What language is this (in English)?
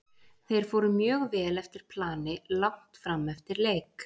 Icelandic